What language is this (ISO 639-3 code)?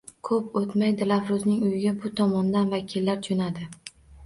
uzb